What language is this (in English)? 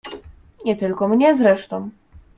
Polish